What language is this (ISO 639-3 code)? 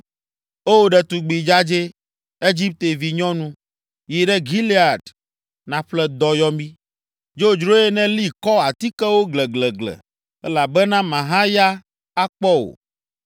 ewe